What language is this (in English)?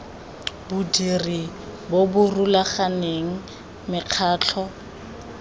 Tswana